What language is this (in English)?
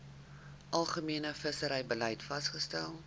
Afrikaans